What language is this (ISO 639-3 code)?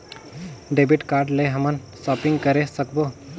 hne